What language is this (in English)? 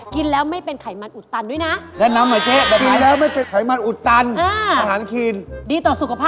Thai